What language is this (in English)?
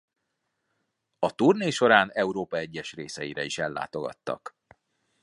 Hungarian